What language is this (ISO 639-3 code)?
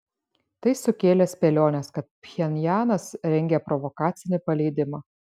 lit